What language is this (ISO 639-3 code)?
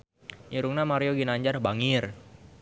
sun